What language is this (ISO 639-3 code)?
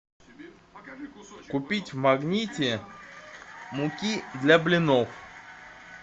rus